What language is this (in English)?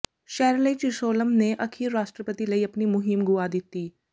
Punjabi